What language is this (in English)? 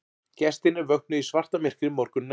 Icelandic